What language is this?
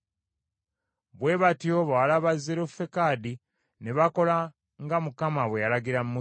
Ganda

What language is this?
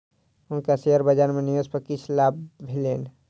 Maithili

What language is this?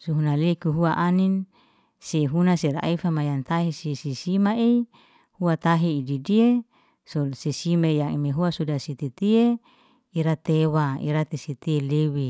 Liana-Seti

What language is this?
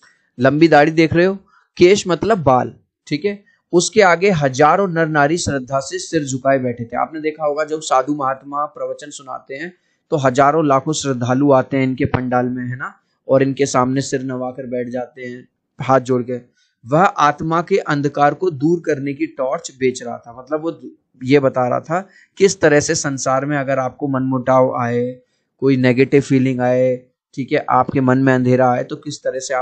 Hindi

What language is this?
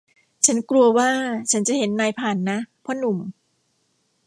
Thai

